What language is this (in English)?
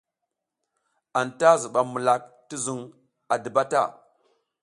South Giziga